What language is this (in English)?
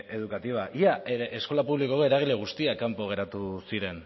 Basque